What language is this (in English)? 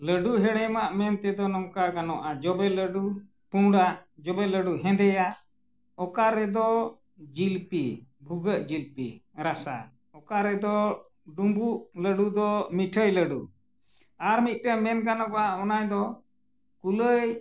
Santali